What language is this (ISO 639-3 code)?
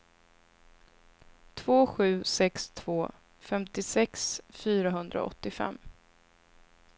swe